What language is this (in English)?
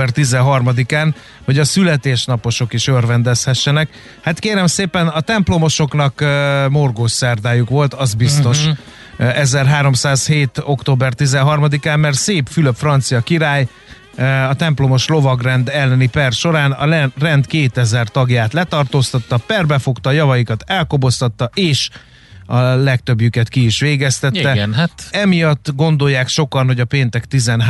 Hungarian